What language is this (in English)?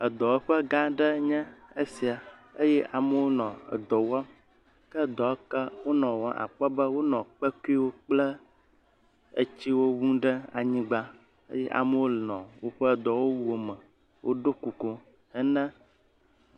Ewe